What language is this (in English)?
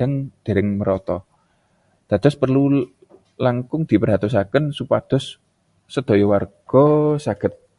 Javanese